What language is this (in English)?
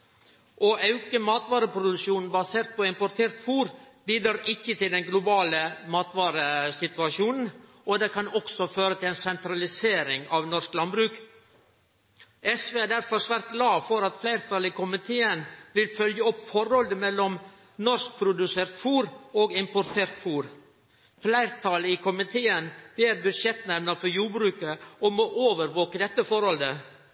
Norwegian Nynorsk